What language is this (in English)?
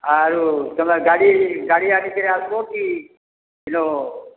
Odia